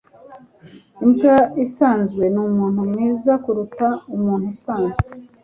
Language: Kinyarwanda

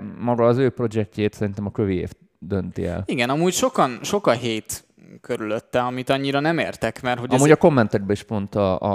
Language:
Hungarian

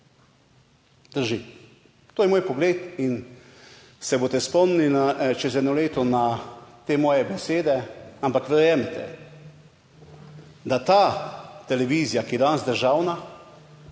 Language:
Slovenian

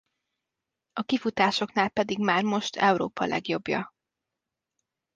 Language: Hungarian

